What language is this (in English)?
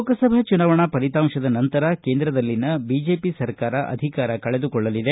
Kannada